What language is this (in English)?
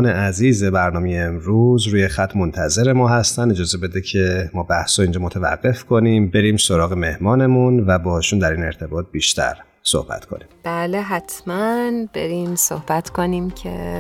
Persian